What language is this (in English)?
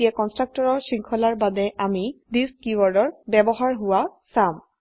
Assamese